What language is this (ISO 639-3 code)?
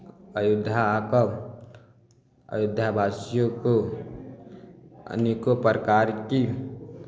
mai